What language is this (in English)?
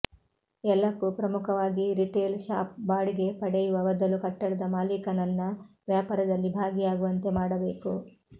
Kannada